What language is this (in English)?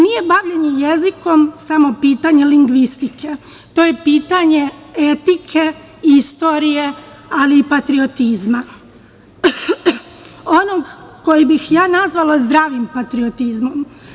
Serbian